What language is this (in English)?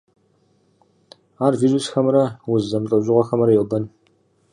Kabardian